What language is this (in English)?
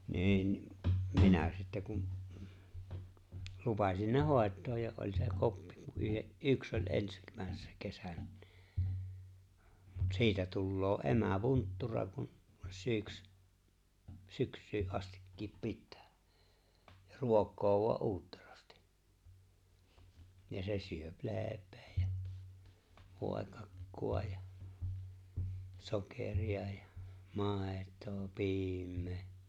Finnish